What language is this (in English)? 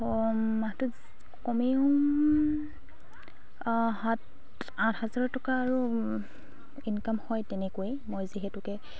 Assamese